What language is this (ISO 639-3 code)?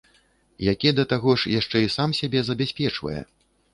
bel